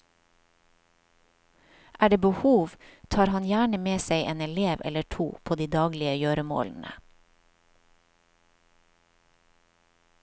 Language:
Norwegian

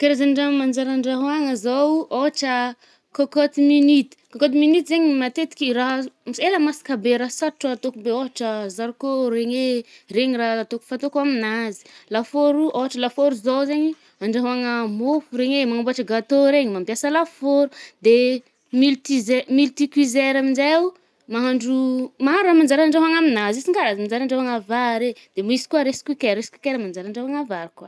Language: Northern Betsimisaraka Malagasy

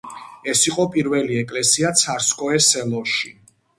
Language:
Georgian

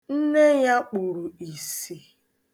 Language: Igbo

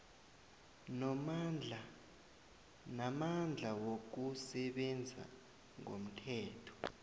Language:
South Ndebele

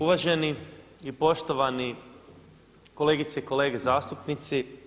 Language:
Croatian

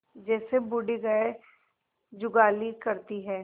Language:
Hindi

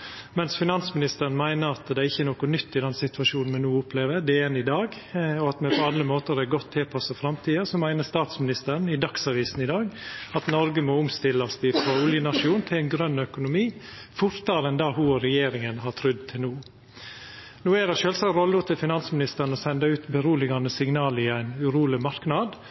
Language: Norwegian Nynorsk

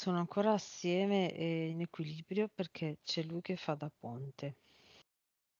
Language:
Italian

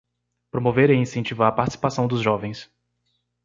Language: Portuguese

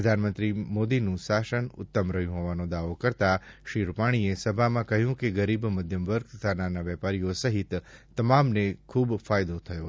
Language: Gujarati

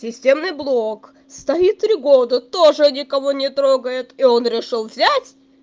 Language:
Russian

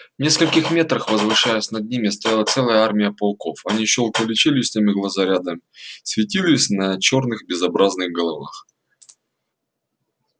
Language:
Russian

